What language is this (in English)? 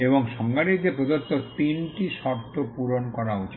Bangla